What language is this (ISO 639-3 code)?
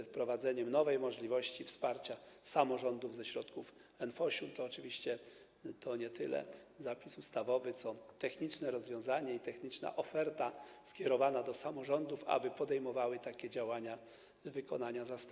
pol